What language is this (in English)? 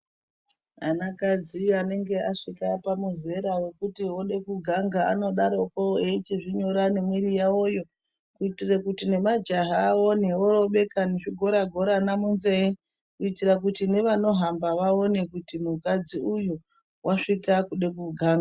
Ndau